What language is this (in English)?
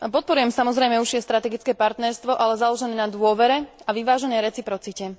Slovak